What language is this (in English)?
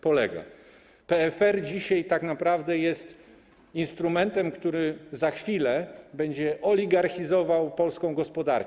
Polish